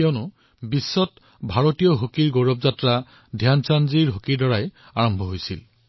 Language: Assamese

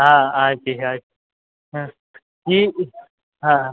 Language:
Gujarati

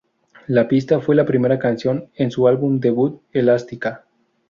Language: Spanish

